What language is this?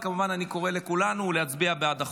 Hebrew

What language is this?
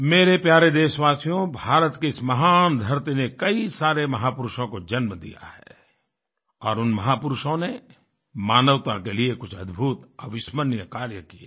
Hindi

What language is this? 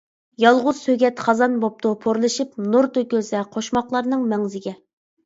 Uyghur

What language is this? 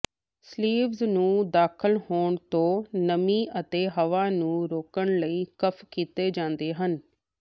Punjabi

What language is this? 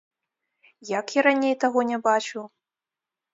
Belarusian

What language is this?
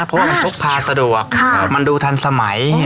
Thai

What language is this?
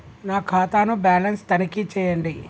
Telugu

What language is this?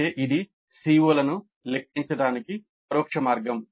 Telugu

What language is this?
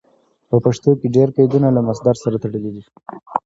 Pashto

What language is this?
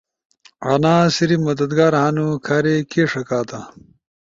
Ushojo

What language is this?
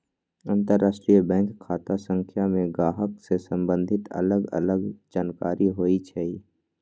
Magahi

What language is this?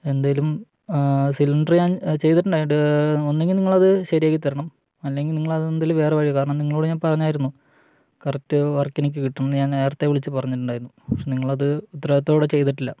Malayalam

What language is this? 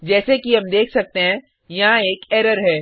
Hindi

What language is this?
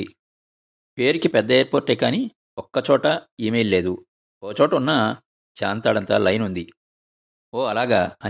Telugu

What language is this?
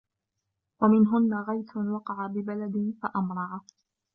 Arabic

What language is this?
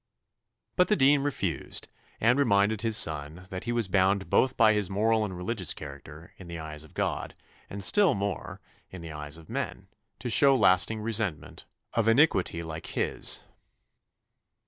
English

